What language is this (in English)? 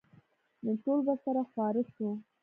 Pashto